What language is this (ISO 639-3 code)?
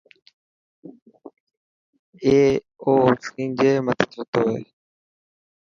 mki